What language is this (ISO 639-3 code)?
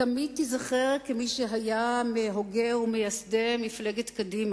heb